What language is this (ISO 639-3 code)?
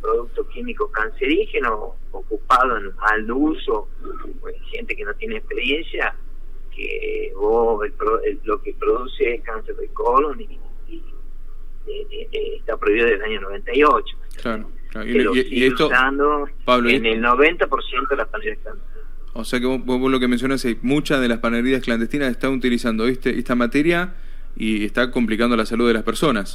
spa